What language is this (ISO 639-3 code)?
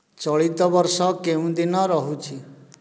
ori